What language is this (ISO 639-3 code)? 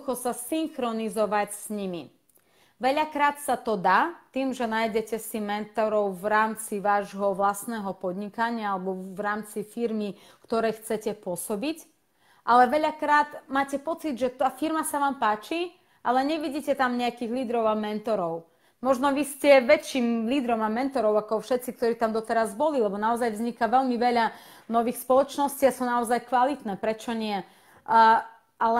slk